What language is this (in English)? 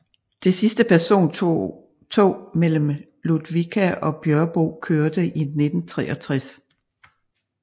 Danish